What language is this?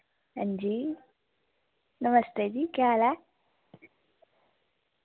Dogri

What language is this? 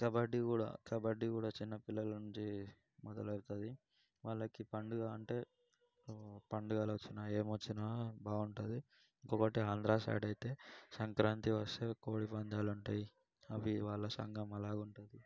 Telugu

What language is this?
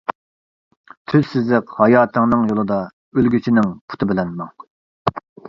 Uyghur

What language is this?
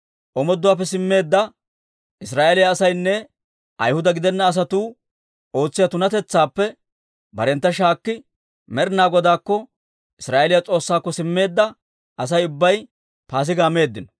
Dawro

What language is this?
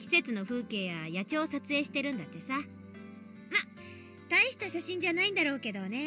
Japanese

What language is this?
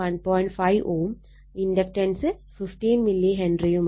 Malayalam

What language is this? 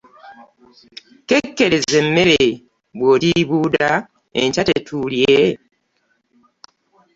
Ganda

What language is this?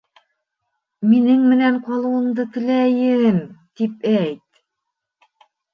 Bashkir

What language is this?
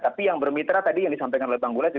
Indonesian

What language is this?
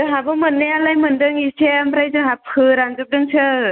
Bodo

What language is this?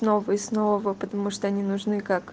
Russian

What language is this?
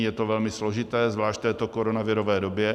Czech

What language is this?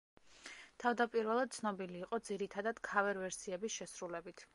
Georgian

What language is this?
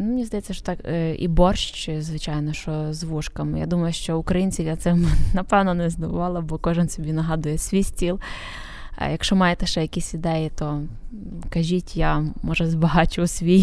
Ukrainian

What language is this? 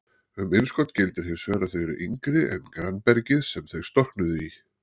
Icelandic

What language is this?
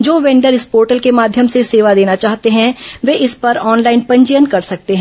Hindi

